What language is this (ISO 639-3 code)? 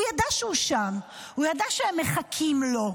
heb